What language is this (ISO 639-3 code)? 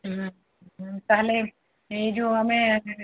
ori